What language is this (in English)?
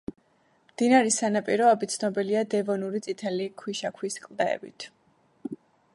Georgian